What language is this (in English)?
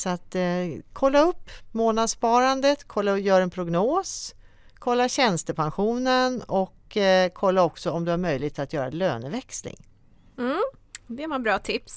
Swedish